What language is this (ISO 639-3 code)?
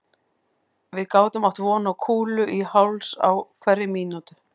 isl